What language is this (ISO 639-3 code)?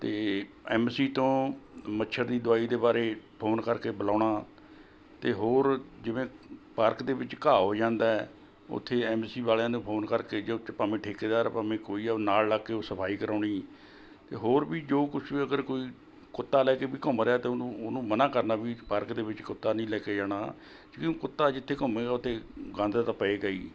pan